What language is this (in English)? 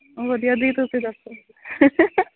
Punjabi